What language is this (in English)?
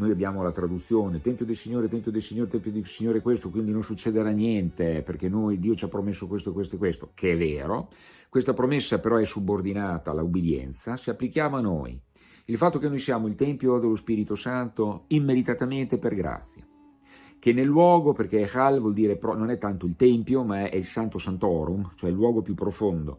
Italian